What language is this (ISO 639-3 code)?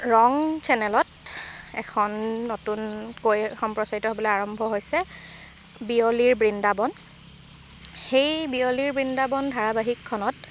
asm